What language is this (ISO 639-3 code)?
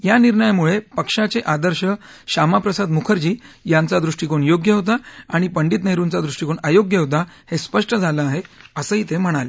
mar